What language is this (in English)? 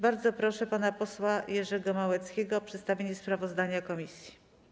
Polish